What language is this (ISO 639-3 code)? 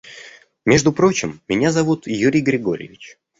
rus